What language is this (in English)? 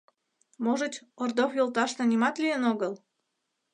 Mari